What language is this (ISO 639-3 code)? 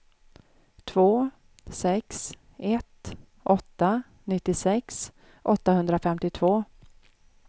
swe